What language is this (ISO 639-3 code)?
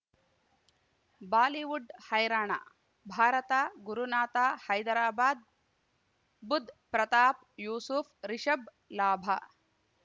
kan